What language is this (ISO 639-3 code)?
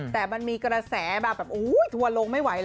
tha